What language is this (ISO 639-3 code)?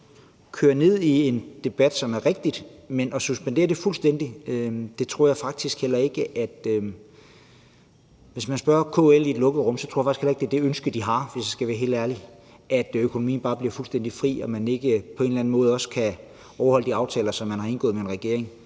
dan